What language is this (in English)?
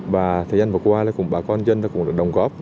Vietnamese